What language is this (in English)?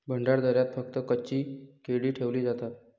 Marathi